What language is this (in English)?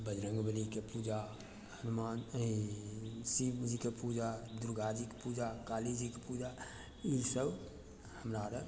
Maithili